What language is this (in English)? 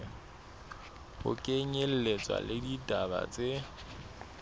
Southern Sotho